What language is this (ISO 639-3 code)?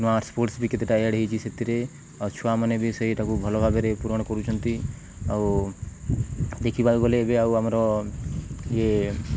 ori